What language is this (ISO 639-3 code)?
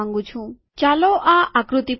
guj